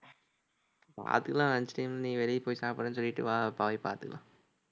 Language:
Tamil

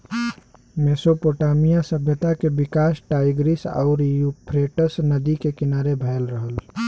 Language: Bhojpuri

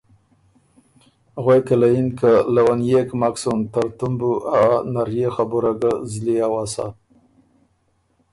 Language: Ormuri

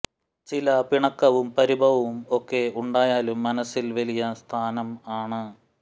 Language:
Malayalam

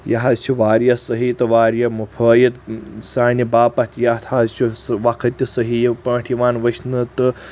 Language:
Kashmiri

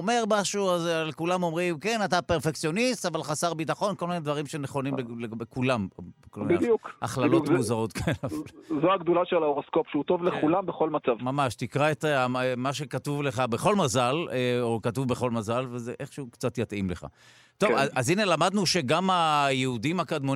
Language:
Hebrew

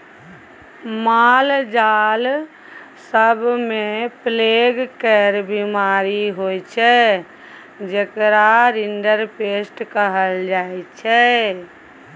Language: Maithili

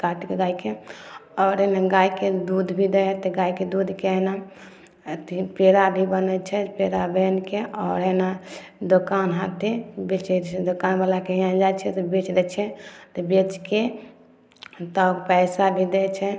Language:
Maithili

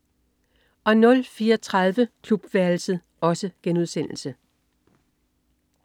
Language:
Danish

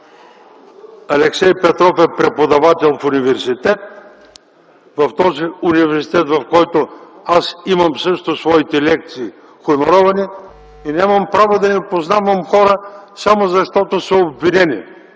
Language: Bulgarian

